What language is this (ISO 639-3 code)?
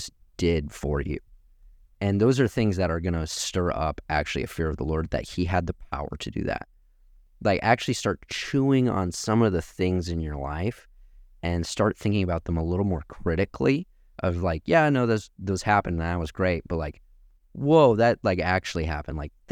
eng